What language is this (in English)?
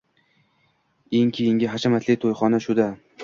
Uzbek